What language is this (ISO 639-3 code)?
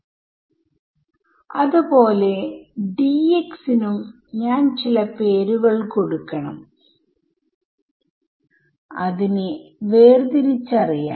mal